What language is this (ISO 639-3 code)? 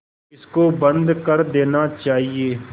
hin